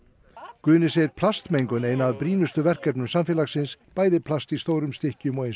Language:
Icelandic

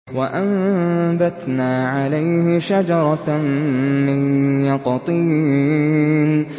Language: Arabic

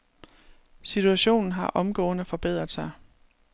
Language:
Danish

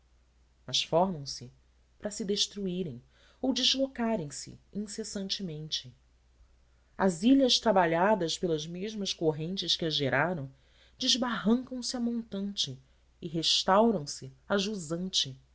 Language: Portuguese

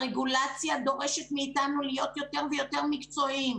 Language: Hebrew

